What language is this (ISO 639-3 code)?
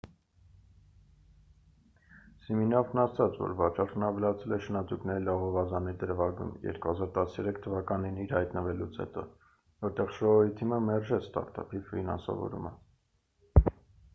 hye